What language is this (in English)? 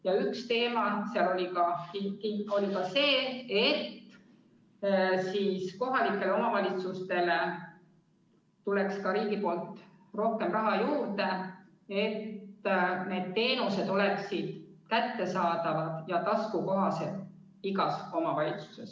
Estonian